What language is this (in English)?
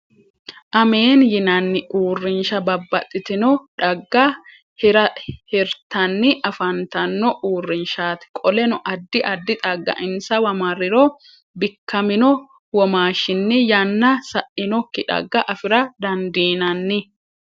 Sidamo